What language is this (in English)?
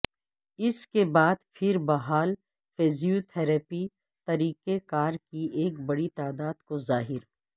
Urdu